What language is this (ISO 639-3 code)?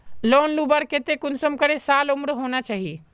mag